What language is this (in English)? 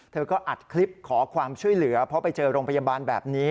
Thai